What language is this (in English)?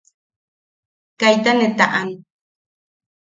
Yaqui